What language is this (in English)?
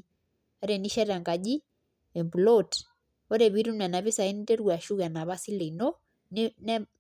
Masai